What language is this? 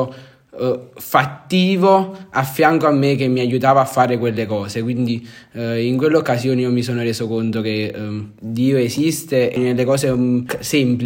Italian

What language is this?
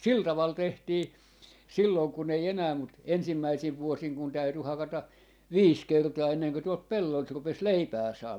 Finnish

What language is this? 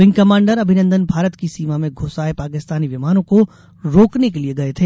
Hindi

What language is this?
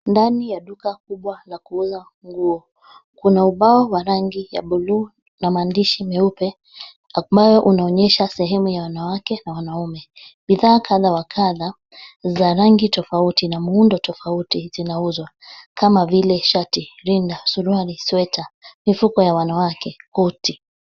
Swahili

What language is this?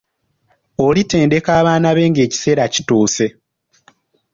Ganda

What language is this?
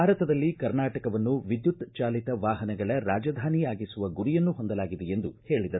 Kannada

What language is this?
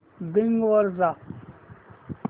Marathi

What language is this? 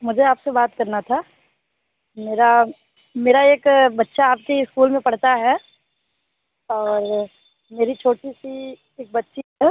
Hindi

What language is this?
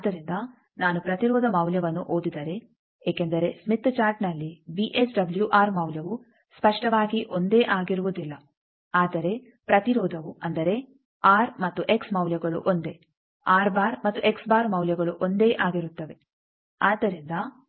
Kannada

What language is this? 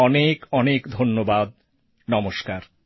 Bangla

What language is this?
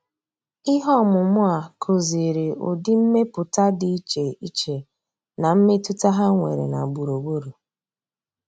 Igbo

